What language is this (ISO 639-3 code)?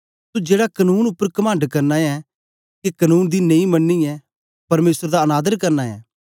doi